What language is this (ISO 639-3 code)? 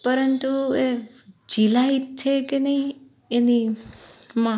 guj